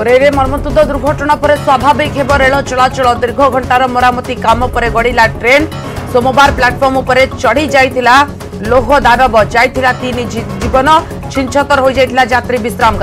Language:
Romanian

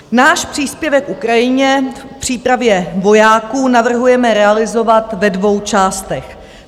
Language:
Czech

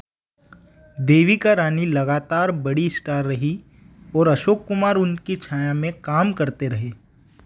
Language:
Hindi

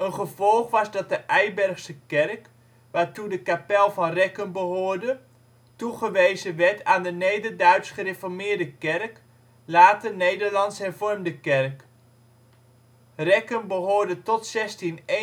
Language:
Dutch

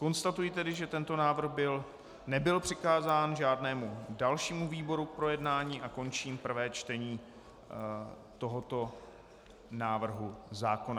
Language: Czech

